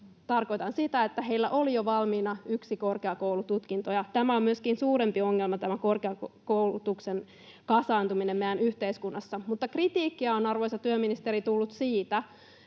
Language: Finnish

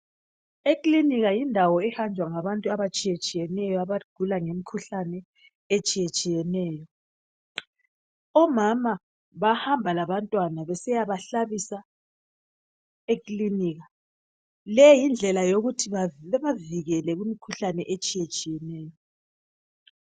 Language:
North Ndebele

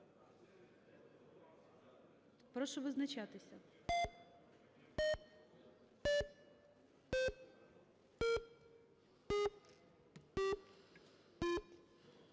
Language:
Ukrainian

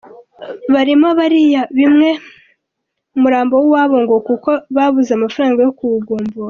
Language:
Kinyarwanda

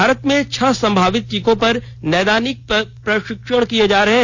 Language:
Hindi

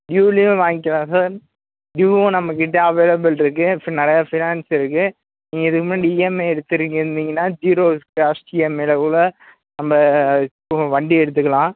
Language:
Tamil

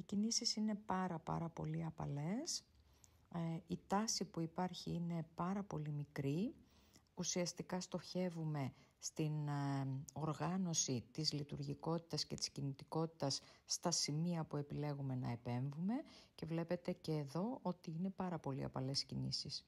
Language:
Greek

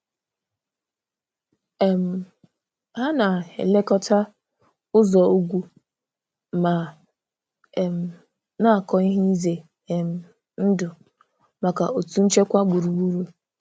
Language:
Igbo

